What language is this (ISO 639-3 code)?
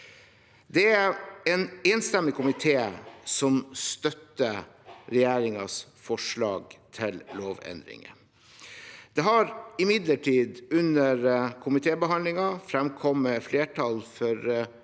nor